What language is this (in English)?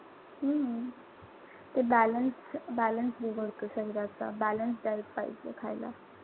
Marathi